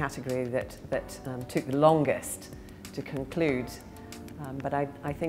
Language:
English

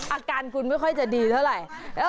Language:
Thai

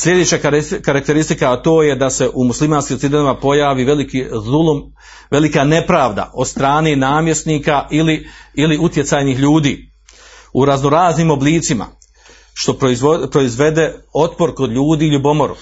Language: Croatian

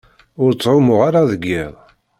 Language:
Kabyle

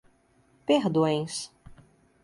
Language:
Portuguese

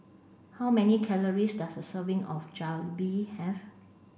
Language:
English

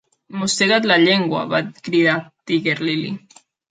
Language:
Catalan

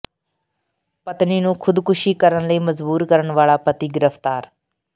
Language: Punjabi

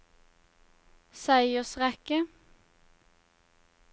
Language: Norwegian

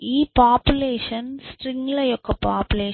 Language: Telugu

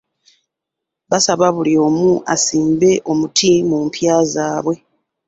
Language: Ganda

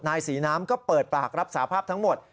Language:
Thai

